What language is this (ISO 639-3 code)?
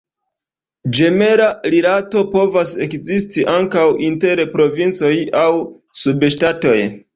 epo